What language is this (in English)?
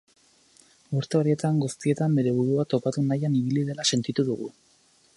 Basque